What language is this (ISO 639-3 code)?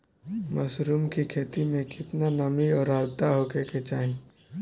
bho